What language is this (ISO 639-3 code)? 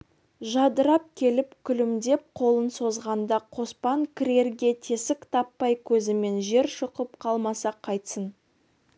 kaz